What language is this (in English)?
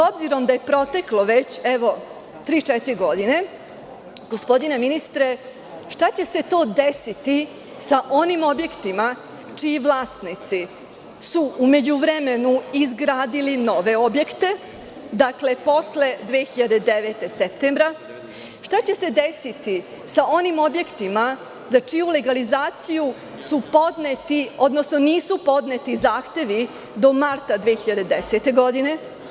Serbian